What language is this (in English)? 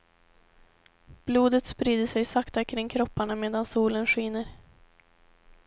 Swedish